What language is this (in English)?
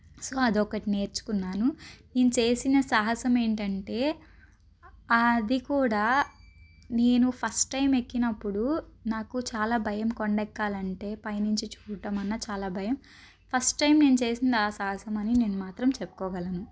Telugu